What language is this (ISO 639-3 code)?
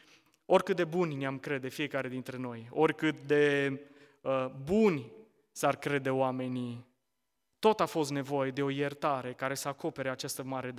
ron